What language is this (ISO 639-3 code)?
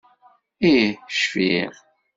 kab